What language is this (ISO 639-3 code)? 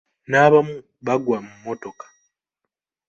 lug